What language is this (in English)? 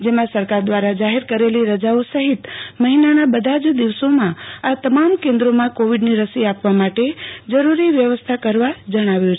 Gujarati